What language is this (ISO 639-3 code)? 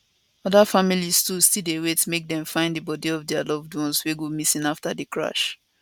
pcm